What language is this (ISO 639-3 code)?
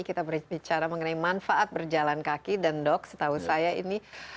ind